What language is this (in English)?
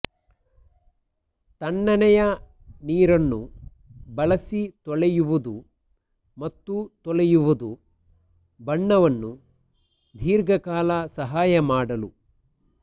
Kannada